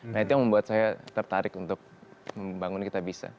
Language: Indonesian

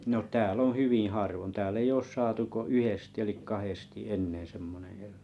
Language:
Finnish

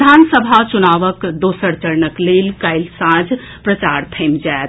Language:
Maithili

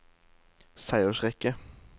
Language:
Norwegian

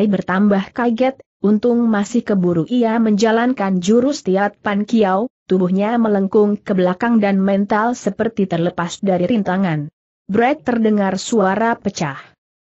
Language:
Indonesian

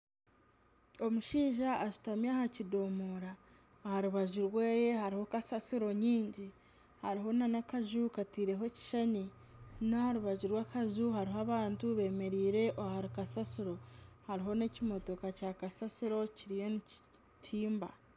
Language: Nyankole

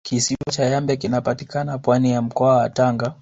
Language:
Swahili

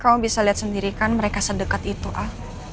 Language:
Indonesian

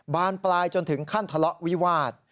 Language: Thai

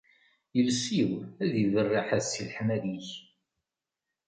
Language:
Kabyle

